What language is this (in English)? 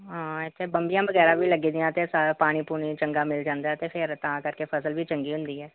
Punjabi